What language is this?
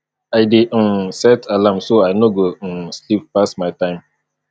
Nigerian Pidgin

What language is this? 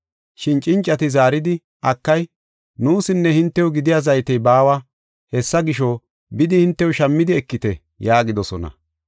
Gofa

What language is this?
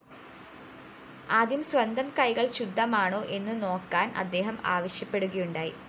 Malayalam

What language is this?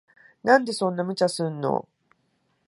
Japanese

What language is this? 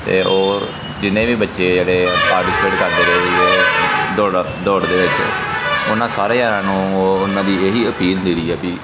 Punjabi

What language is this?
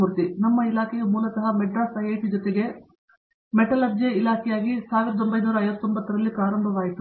Kannada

